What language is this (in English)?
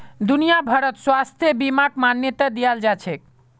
Magahi